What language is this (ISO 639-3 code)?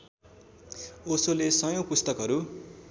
nep